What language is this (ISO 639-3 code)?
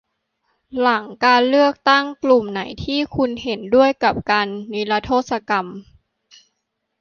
tha